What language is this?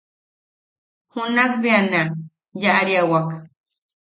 Yaqui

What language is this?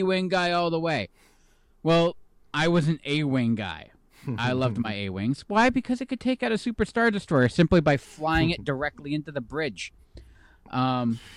English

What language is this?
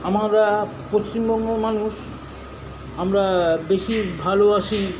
Bangla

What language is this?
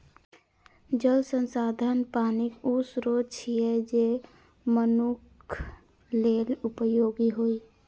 Maithili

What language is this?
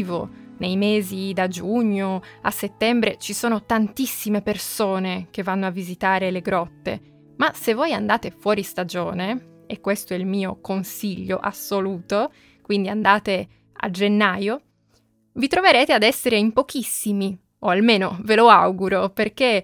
Italian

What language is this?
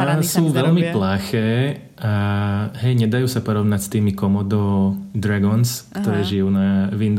Slovak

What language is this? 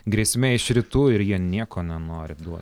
Lithuanian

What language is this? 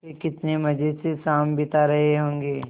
Hindi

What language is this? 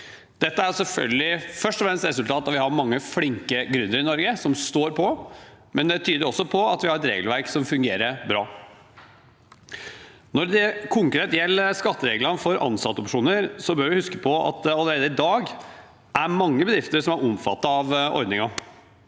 Norwegian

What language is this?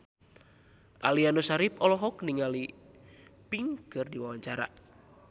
Sundanese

